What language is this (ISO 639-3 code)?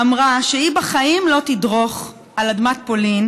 heb